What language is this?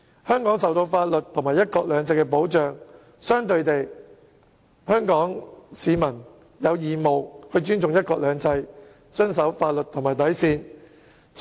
Cantonese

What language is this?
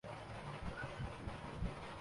Urdu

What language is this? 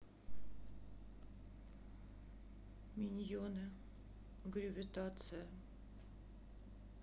Russian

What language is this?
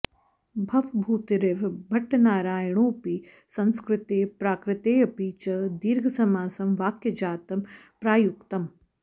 Sanskrit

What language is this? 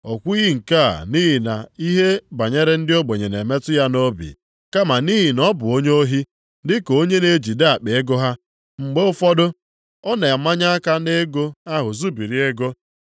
Igbo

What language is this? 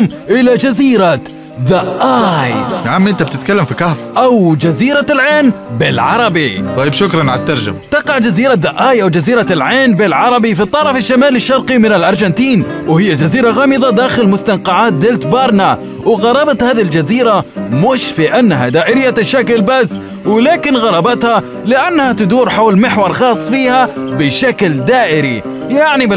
Arabic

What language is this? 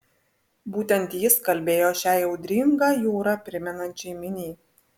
Lithuanian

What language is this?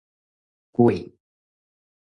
Min Nan Chinese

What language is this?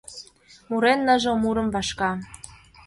Mari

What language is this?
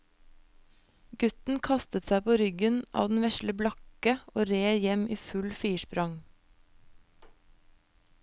Norwegian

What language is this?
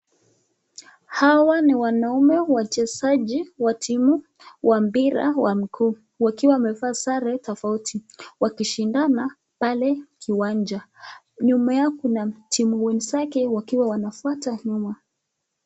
Swahili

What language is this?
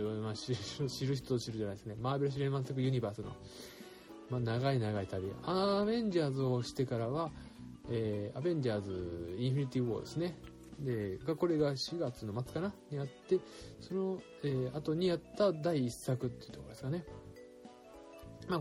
Japanese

